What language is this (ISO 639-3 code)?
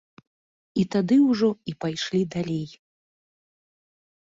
bel